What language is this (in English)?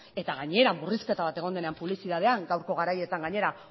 Basque